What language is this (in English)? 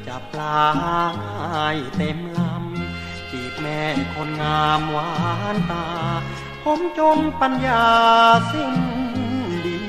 Thai